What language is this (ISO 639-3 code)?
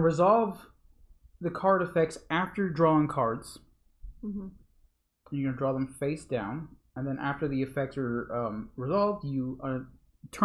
eng